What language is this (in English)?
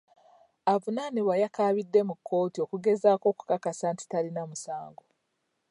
Ganda